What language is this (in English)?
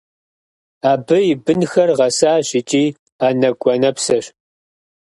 Kabardian